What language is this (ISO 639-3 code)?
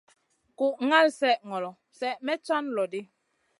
mcn